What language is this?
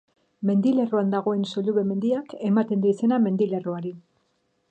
Basque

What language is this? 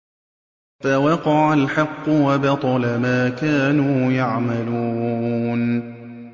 Arabic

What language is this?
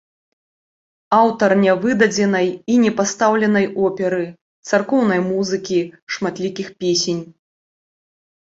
Belarusian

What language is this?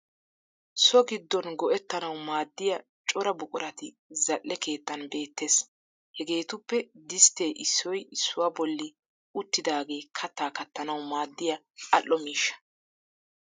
Wolaytta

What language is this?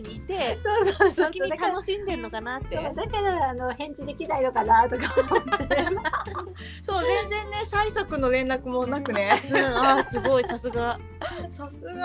Japanese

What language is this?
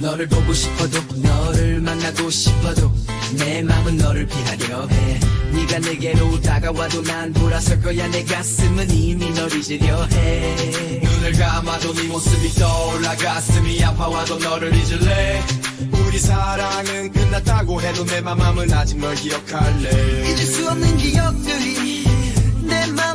Korean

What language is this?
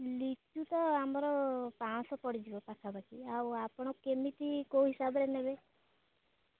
Odia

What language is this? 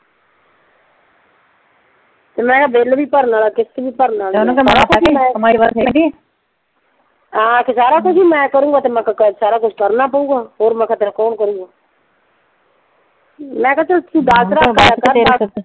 Punjabi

